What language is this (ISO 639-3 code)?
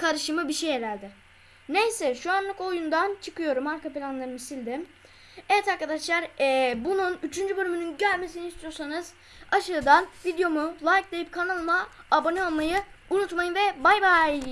tur